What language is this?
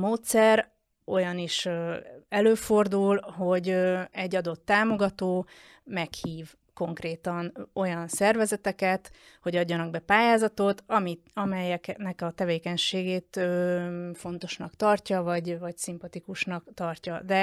Hungarian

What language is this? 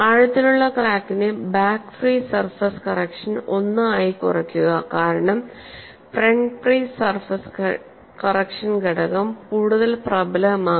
Malayalam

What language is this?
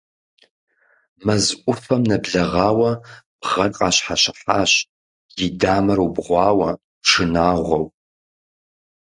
Kabardian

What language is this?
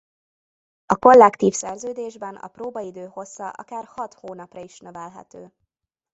Hungarian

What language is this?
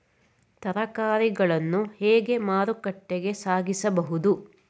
Kannada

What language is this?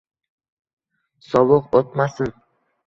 Uzbek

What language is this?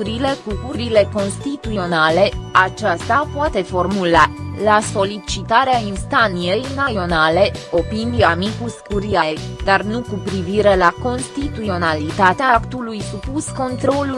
Romanian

